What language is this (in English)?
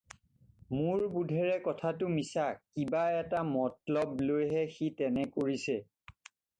Assamese